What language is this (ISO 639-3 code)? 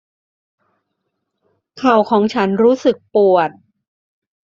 tha